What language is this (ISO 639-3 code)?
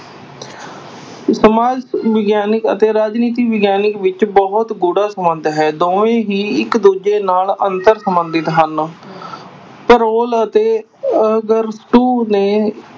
pan